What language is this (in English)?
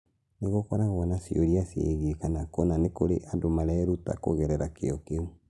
Kikuyu